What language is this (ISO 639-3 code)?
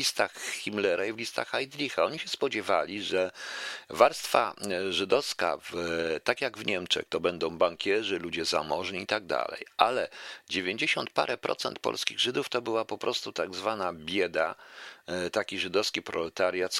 pol